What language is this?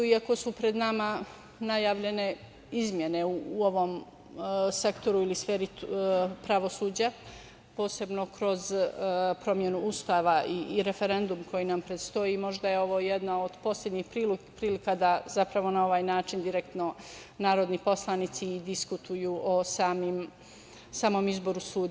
Serbian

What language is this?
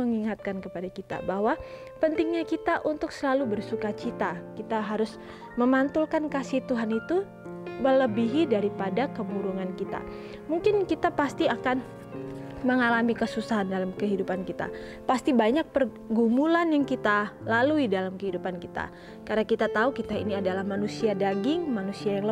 Indonesian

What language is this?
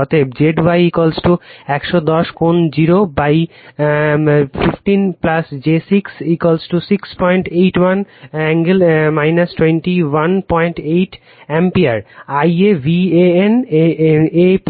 Bangla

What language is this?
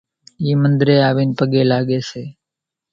Kachi Koli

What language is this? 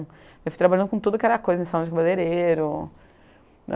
Portuguese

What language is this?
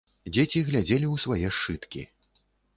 Belarusian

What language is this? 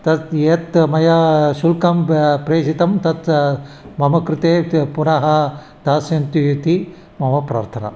Sanskrit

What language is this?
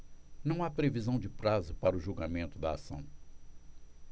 Portuguese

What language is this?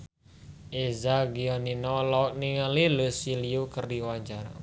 Sundanese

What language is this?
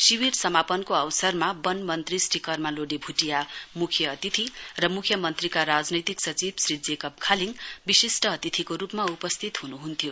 Nepali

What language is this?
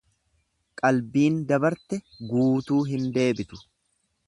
Oromo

